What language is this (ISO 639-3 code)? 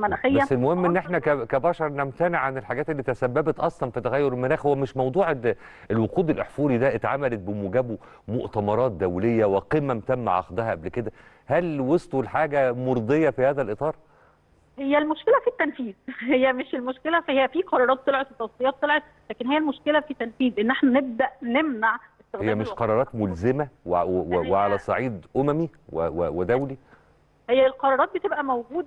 ara